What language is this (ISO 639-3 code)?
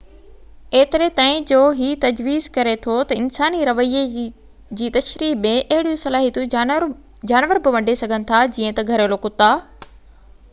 snd